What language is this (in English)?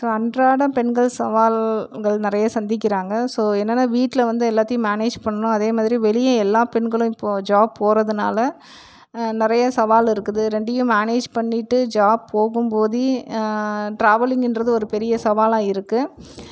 Tamil